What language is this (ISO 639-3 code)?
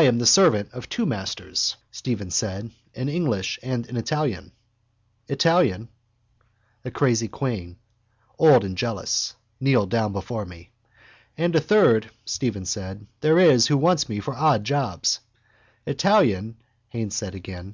eng